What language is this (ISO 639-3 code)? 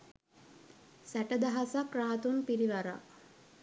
sin